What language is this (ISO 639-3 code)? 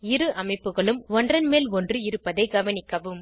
tam